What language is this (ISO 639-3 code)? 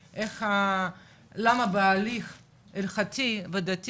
heb